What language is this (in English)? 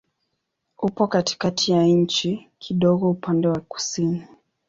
Swahili